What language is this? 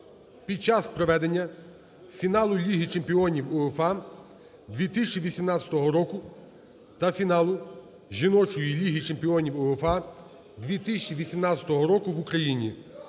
Ukrainian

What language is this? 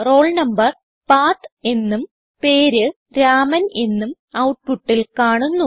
Malayalam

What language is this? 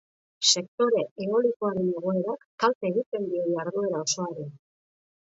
Basque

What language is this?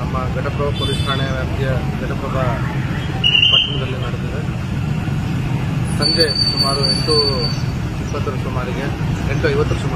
Romanian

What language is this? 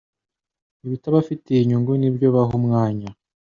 Kinyarwanda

